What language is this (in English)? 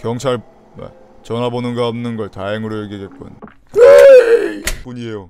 Korean